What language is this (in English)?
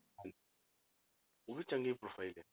Punjabi